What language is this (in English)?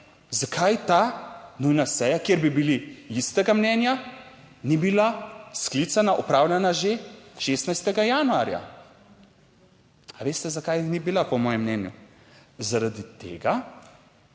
Slovenian